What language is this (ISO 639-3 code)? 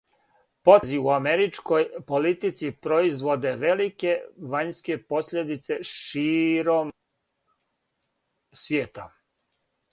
srp